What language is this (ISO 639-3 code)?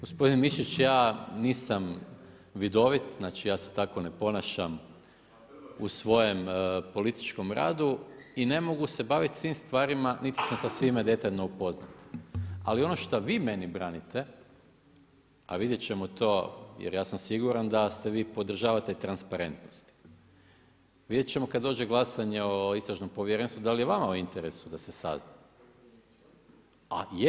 hrv